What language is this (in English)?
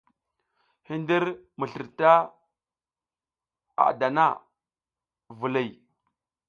South Giziga